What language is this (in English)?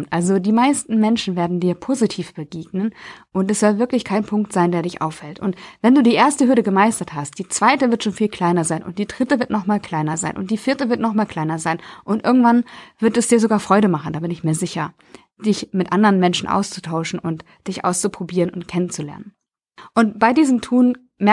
German